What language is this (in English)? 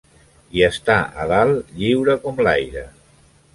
Catalan